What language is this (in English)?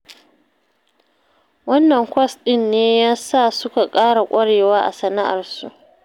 Hausa